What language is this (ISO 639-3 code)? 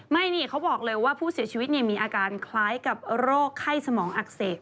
tha